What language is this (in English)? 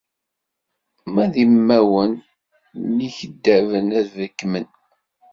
Kabyle